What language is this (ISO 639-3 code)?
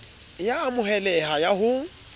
sot